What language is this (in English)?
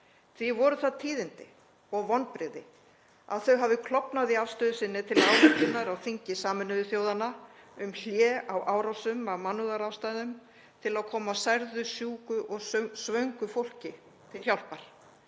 Icelandic